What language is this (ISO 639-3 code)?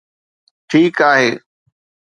snd